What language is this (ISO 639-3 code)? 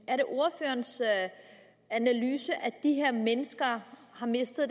dan